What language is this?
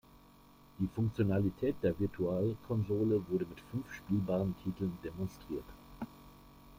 German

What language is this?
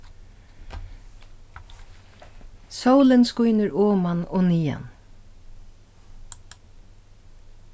Faroese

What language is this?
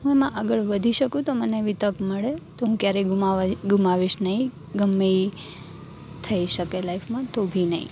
Gujarati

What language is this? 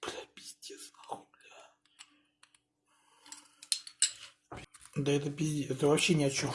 Russian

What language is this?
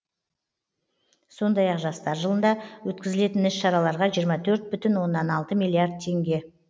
Kazakh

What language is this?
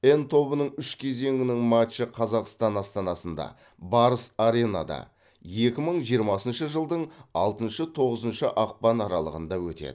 Kazakh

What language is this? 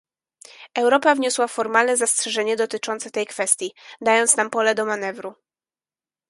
Polish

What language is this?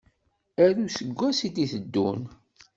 Kabyle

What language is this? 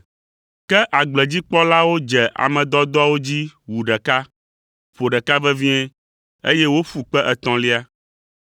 Ewe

